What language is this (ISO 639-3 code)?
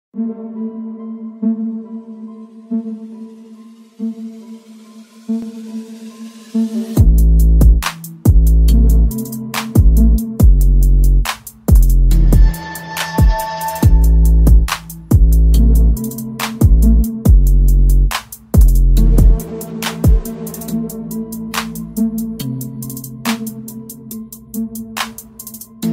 eng